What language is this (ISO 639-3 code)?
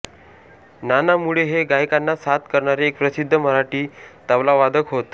mar